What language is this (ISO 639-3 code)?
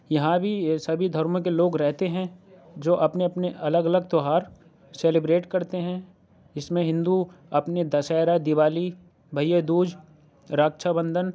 urd